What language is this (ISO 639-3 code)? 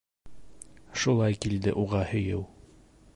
bak